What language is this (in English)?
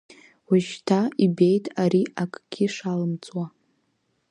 Abkhazian